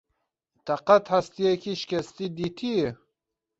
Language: Kurdish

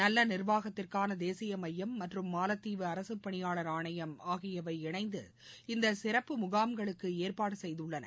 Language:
Tamil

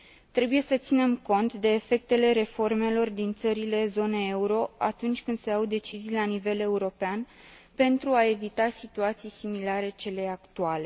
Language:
Romanian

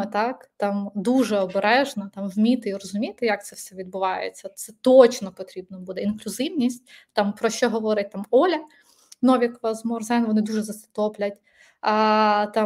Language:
Ukrainian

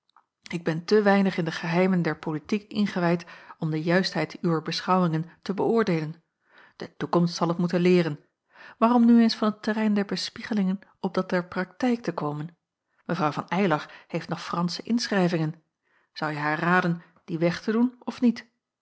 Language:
Dutch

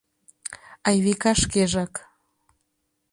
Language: Mari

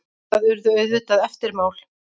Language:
Icelandic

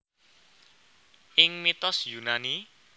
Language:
Javanese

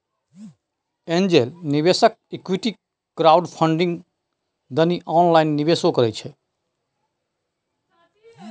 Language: Maithili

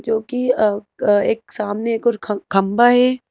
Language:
Hindi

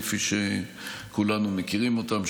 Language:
Hebrew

